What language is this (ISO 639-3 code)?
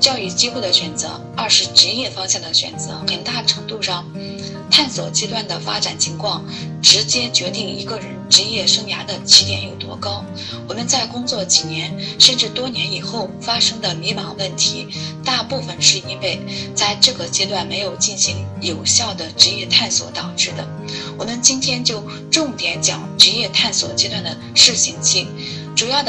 zho